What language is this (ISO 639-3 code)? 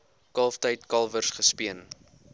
afr